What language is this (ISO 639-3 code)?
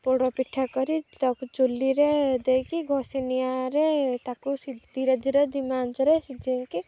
ori